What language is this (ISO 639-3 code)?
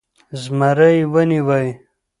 pus